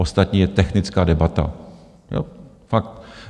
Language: Czech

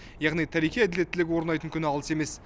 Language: Kazakh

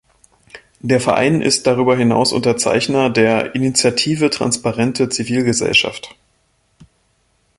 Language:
German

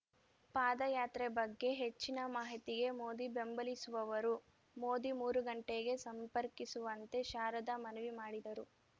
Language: Kannada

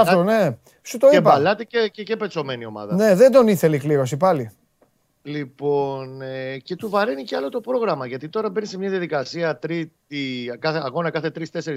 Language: Greek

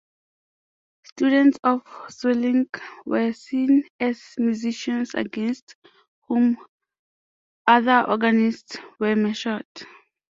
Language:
English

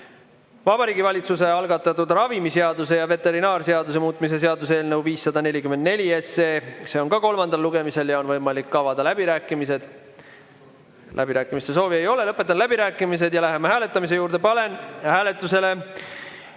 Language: Estonian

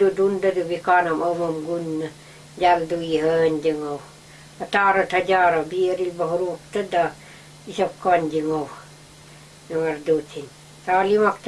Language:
Russian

